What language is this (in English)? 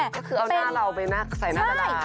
Thai